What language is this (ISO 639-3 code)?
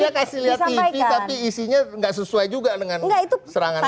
ind